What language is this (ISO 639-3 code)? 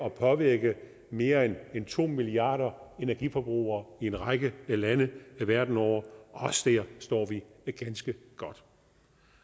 dan